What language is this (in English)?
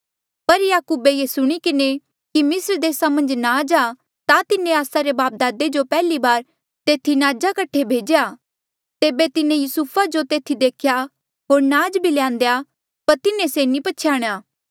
Mandeali